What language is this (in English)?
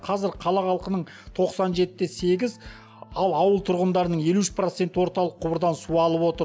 Kazakh